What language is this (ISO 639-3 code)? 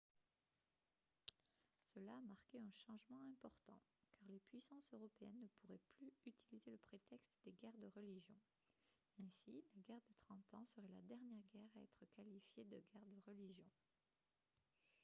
fra